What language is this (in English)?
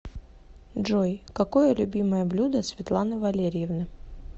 Russian